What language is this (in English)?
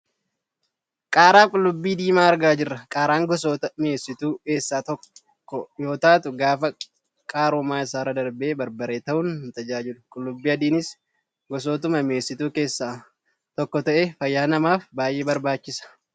Oromo